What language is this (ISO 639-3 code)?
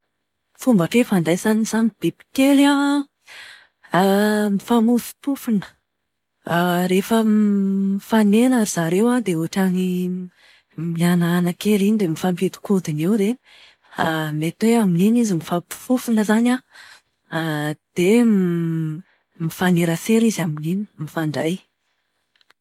mlg